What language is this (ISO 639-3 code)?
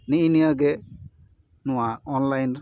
sat